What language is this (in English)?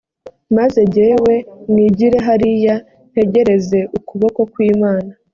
Kinyarwanda